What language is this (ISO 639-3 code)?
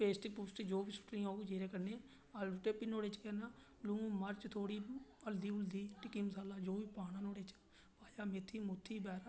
doi